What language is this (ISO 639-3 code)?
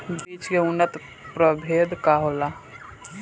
bho